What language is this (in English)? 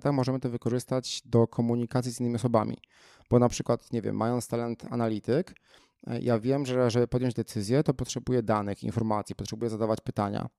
Polish